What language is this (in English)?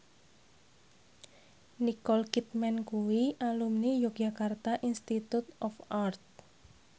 Javanese